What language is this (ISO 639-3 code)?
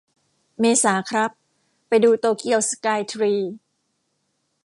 tha